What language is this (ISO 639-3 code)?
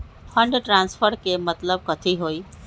mag